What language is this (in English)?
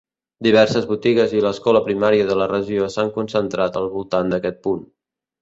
Catalan